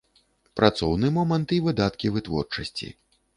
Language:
Belarusian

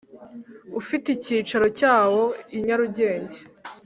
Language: Kinyarwanda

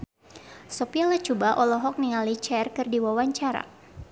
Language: Sundanese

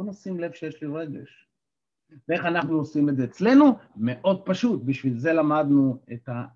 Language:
Hebrew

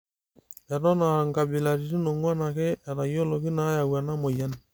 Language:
Masai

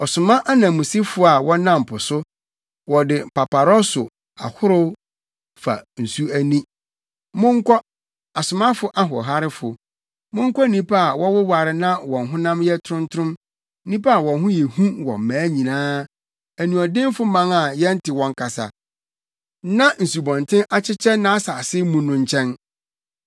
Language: Akan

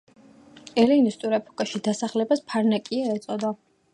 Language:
Georgian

